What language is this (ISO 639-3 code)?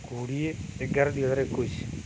ori